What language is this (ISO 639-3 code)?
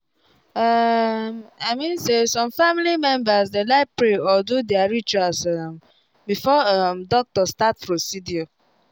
pcm